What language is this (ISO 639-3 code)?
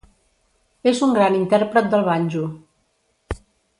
cat